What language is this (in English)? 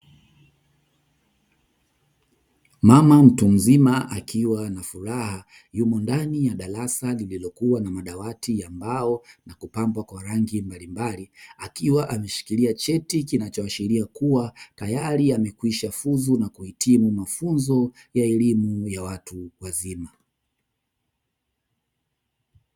Swahili